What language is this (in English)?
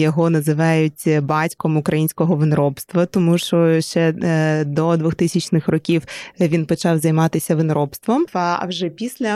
Ukrainian